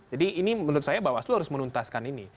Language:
Indonesian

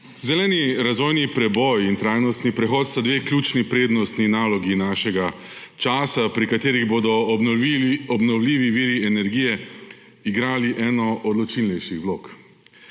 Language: Slovenian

